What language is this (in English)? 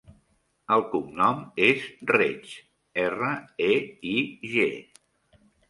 Catalan